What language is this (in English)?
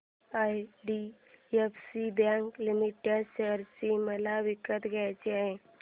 Marathi